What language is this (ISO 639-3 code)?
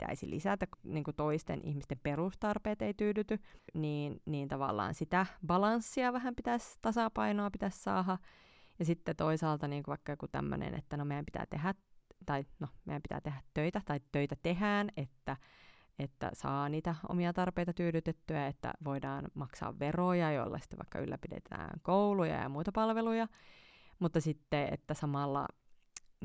fin